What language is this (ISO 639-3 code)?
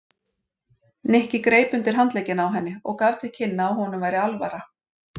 isl